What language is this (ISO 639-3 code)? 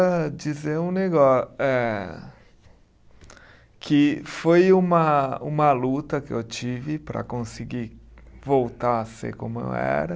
por